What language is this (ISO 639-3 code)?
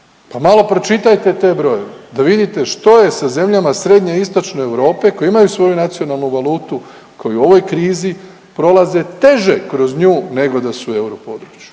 hrv